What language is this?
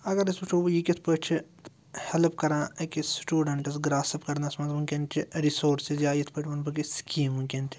Kashmiri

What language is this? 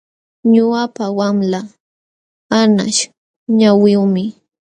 Jauja Wanca Quechua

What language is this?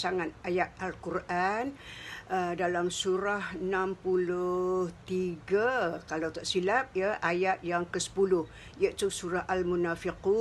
Malay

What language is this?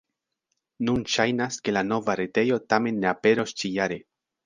Esperanto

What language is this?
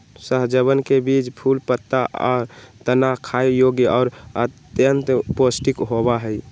Magahi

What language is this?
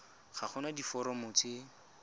Tswana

